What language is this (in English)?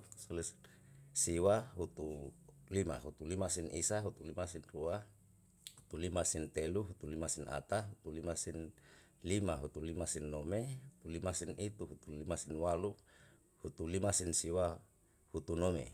Yalahatan